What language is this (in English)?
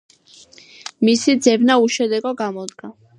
Georgian